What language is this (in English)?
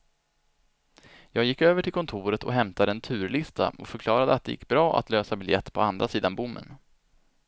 Swedish